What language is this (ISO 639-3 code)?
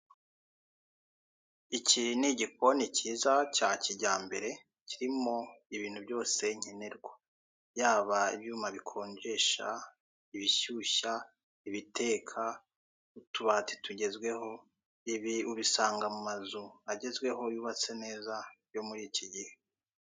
kin